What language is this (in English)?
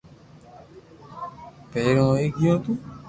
Loarki